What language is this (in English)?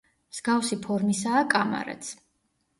Georgian